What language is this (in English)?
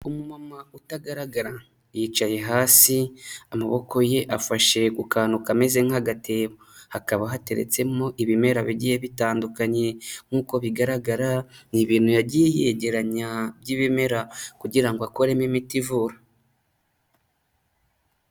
Kinyarwanda